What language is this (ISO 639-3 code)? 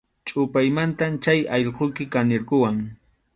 qxu